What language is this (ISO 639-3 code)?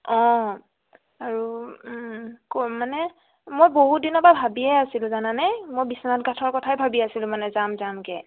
asm